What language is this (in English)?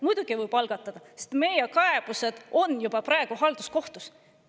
Estonian